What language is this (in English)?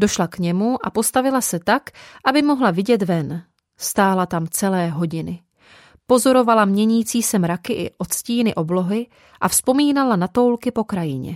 Czech